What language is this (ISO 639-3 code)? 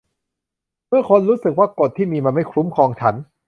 tha